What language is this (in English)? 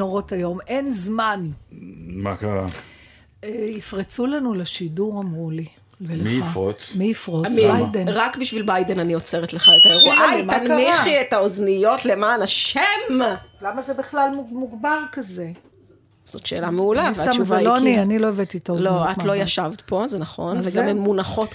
Hebrew